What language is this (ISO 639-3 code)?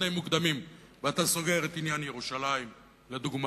heb